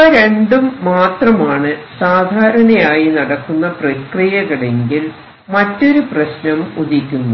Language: Malayalam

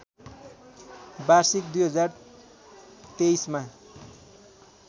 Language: Nepali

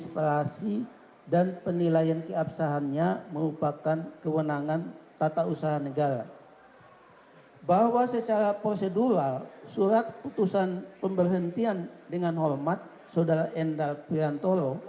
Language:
Indonesian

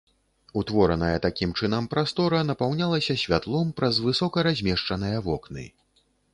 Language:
Belarusian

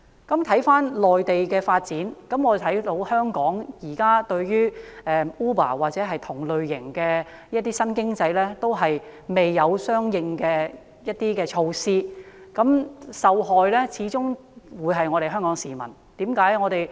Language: Cantonese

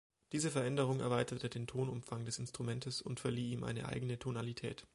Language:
German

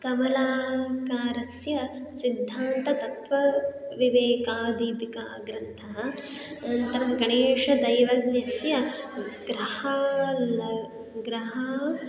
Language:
Sanskrit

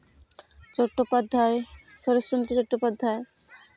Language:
Santali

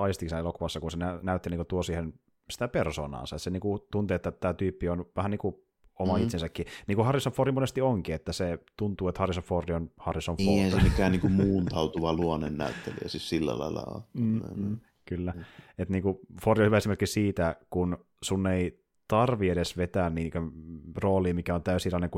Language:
Finnish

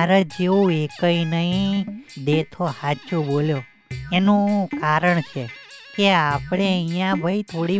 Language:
Gujarati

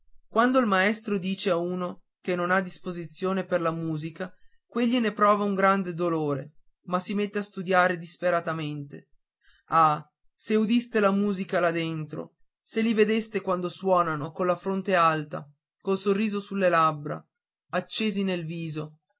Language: Italian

